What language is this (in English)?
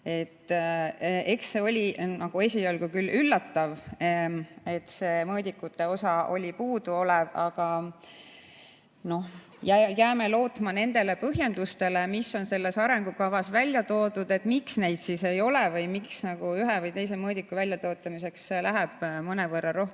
Estonian